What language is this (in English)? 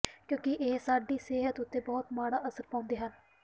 Punjabi